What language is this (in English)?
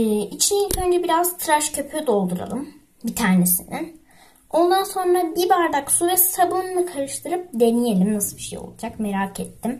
Turkish